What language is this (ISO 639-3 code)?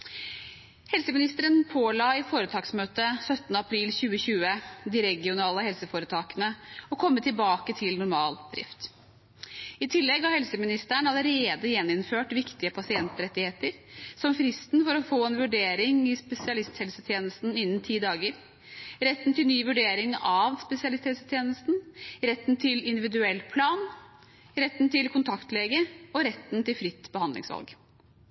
nob